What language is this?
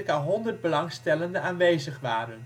Dutch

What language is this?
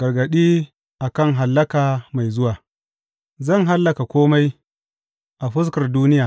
Hausa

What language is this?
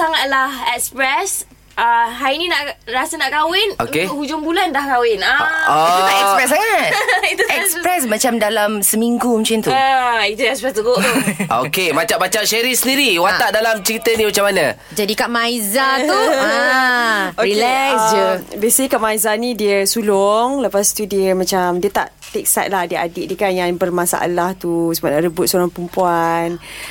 Malay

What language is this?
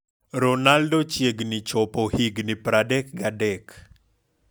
Luo (Kenya and Tanzania)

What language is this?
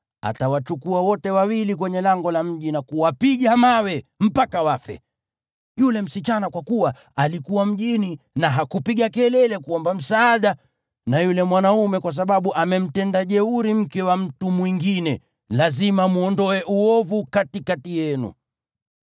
Swahili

